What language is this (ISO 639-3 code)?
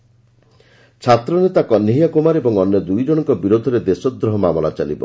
ori